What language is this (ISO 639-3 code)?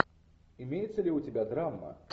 rus